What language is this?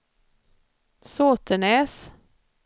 Swedish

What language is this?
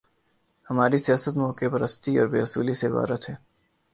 Urdu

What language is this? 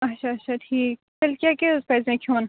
Kashmiri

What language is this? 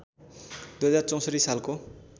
Nepali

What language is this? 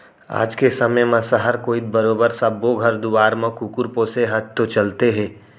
Chhattisgarhi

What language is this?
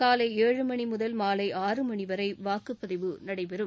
Tamil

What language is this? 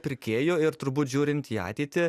Lithuanian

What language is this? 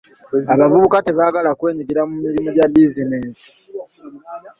Ganda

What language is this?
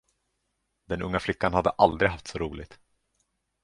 Swedish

